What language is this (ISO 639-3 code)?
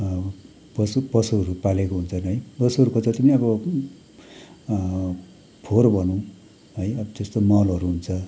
nep